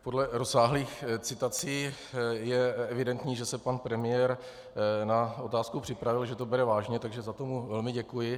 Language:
Czech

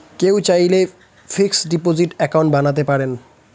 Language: Bangla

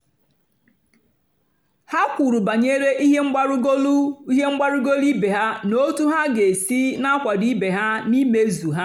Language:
Igbo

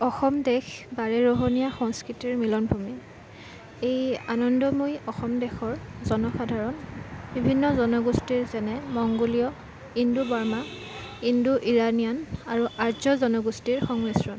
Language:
Assamese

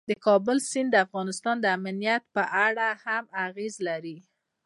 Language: Pashto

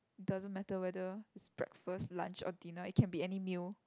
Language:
English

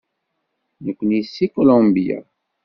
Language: Kabyle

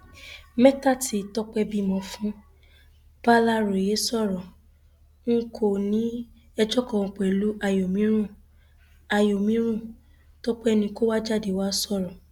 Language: Yoruba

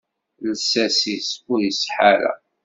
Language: Kabyle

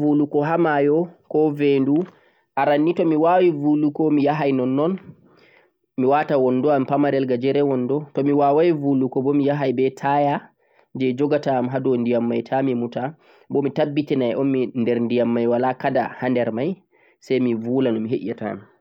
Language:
Central-Eastern Niger Fulfulde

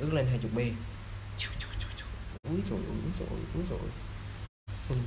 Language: Vietnamese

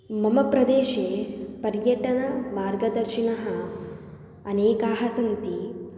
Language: Sanskrit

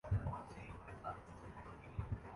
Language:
Urdu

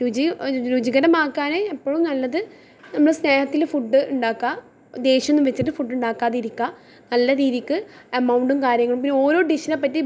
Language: Malayalam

